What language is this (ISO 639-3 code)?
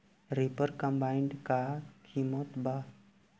bho